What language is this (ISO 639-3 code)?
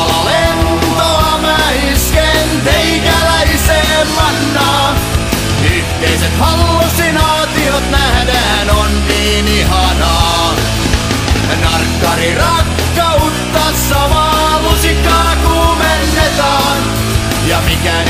fin